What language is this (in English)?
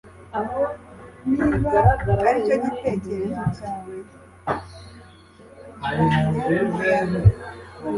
Kinyarwanda